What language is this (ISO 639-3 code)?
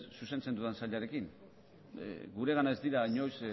eus